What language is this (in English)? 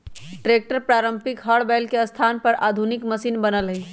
Magahi